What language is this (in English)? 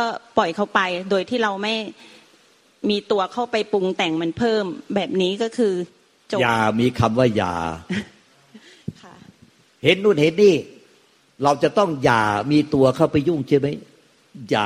Thai